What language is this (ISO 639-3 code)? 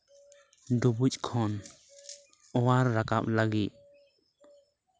sat